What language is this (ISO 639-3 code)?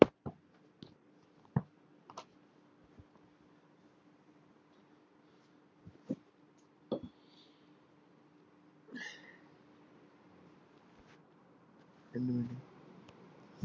pan